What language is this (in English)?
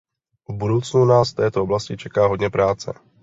Czech